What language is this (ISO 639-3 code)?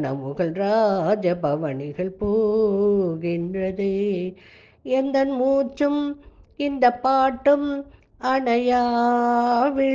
tam